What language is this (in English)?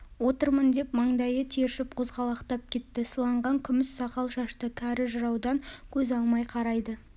Kazakh